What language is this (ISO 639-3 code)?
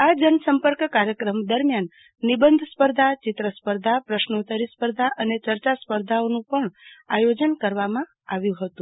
guj